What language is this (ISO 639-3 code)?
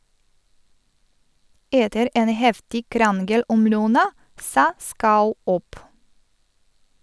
nor